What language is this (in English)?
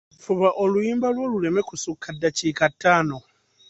Ganda